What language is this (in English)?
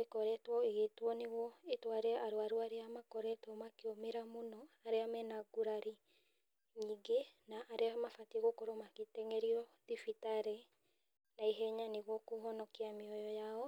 Kikuyu